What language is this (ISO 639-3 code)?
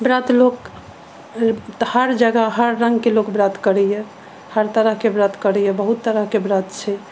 mai